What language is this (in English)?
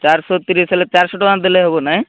Odia